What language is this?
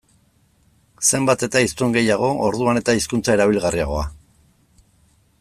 Basque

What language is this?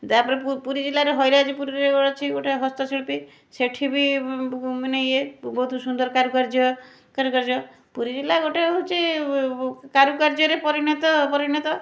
Odia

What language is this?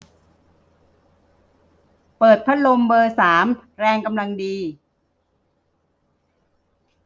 Thai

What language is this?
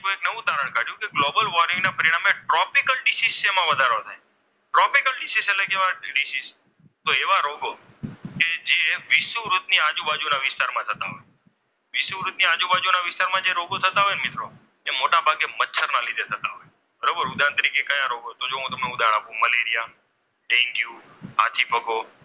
Gujarati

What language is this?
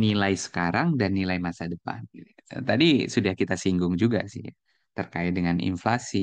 Indonesian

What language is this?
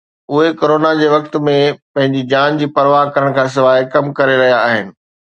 Sindhi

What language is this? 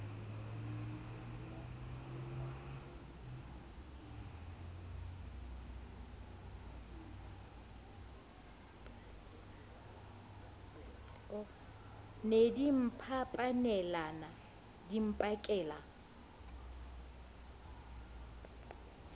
Southern Sotho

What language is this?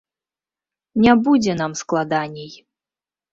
Belarusian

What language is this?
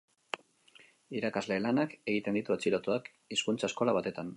Basque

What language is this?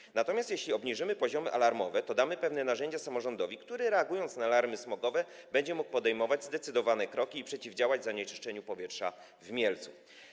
Polish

